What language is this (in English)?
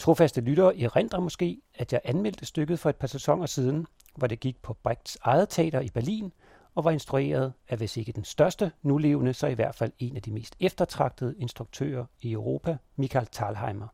Danish